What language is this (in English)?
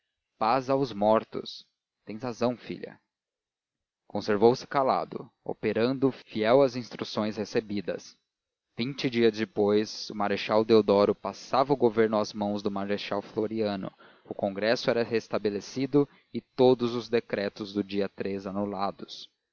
Portuguese